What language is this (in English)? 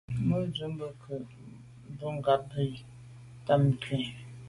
Medumba